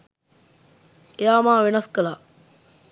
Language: Sinhala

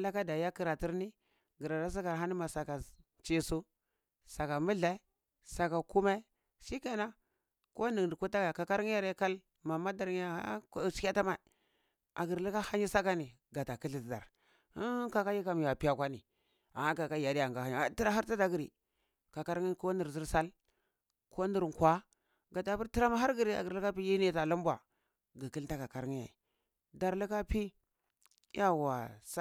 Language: Cibak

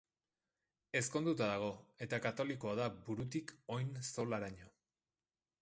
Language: Basque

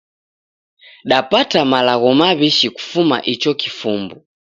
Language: Taita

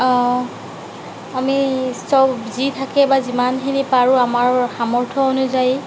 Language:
Assamese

